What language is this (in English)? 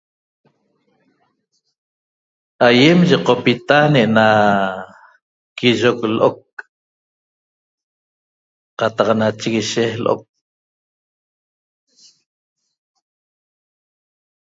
Toba